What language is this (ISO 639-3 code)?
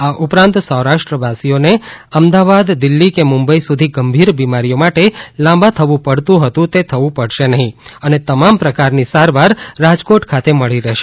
guj